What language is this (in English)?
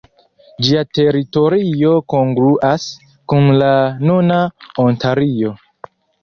Esperanto